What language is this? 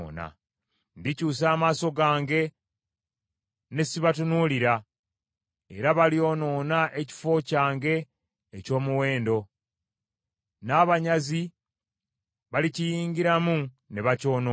Ganda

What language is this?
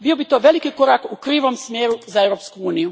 Croatian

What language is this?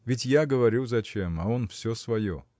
Russian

